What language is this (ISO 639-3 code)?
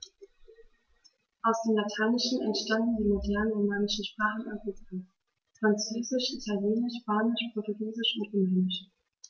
deu